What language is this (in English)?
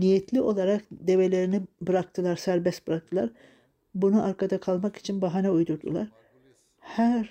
Turkish